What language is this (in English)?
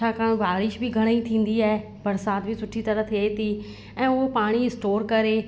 Sindhi